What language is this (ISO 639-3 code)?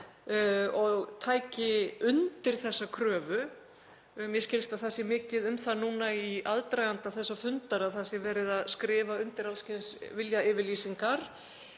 isl